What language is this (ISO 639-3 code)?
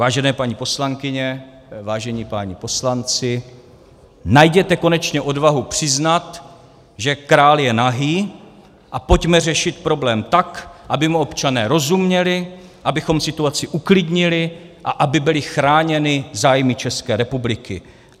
ces